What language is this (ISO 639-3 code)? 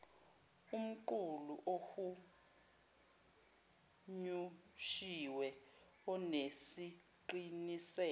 zul